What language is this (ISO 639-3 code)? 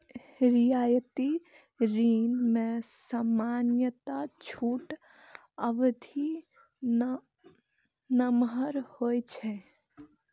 mai